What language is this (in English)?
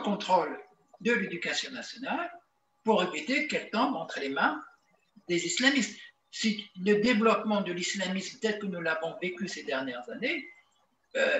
French